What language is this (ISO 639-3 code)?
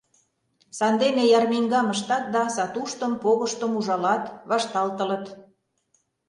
chm